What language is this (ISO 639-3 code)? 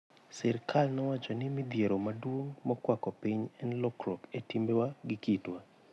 luo